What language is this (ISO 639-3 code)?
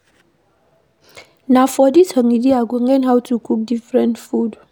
pcm